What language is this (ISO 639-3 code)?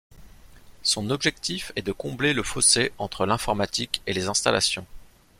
fra